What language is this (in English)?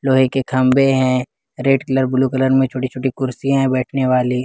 Hindi